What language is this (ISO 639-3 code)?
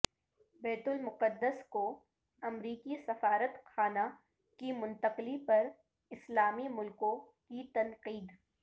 urd